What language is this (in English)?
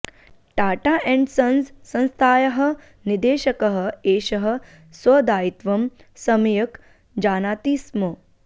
Sanskrit